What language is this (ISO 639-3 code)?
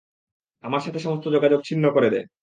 ben